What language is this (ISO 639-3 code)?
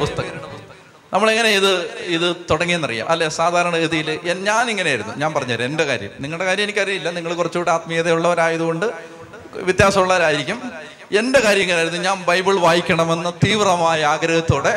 mal